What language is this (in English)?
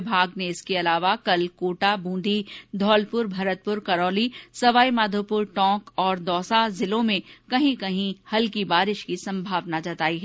Hindi